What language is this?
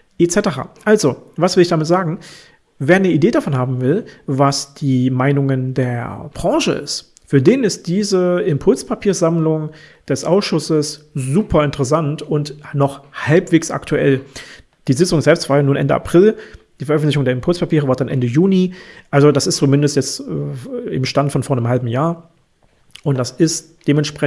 German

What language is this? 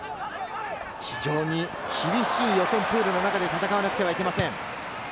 Japanese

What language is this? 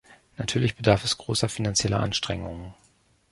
German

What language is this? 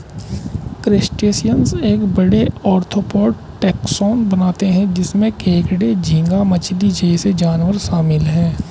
Hindi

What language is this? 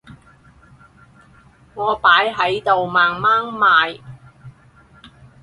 Cantonese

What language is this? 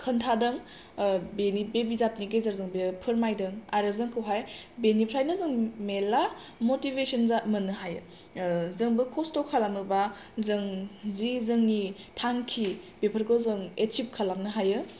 Bodo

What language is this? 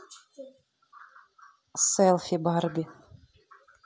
Russian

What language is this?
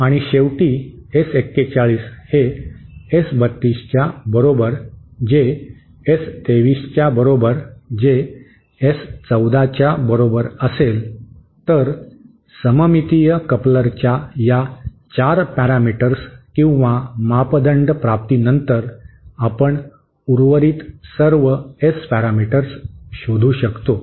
Marathi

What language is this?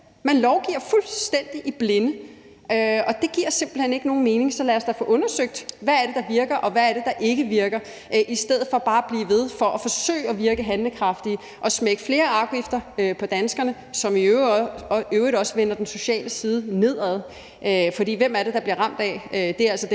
Danish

